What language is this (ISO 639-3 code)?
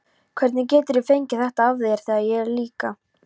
isl